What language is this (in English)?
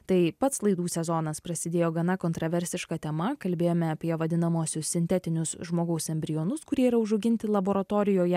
Lithuanian